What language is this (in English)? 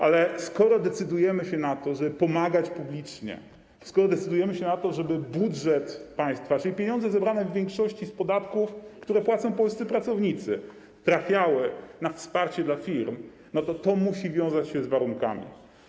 Polish